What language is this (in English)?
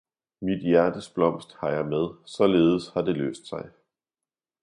Danish